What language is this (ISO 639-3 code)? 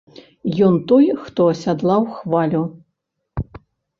bel